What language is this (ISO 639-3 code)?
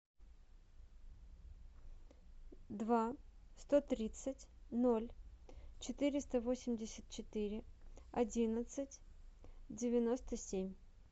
rus